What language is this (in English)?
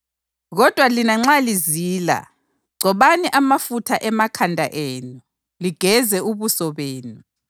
North Ndebele